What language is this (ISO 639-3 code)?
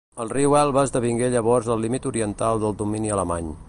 cat